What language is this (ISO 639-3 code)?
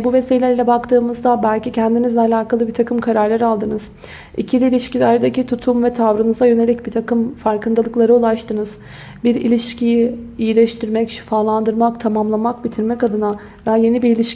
tur